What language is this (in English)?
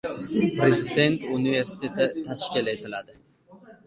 Uzbek